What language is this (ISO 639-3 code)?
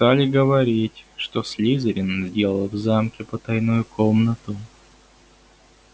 rus